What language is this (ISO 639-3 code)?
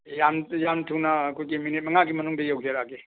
mni